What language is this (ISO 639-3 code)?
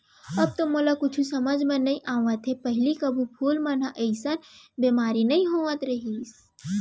hne